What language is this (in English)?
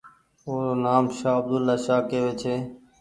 Goaria